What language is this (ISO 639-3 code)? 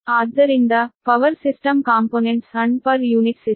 kan